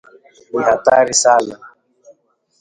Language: Swahili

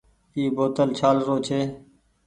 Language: Goaria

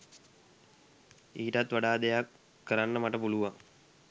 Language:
Sinhala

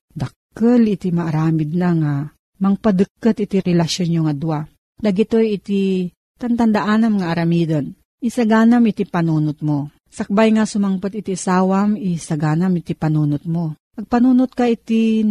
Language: Filipino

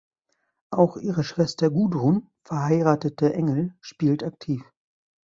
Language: German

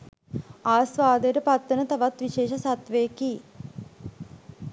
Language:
Sinhala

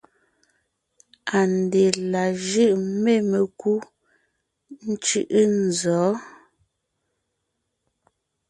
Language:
Ngiemboon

